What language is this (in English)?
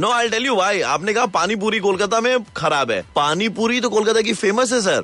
Hindi